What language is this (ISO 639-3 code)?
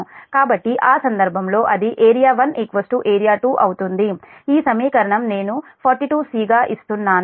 tel